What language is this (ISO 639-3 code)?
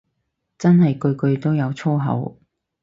yue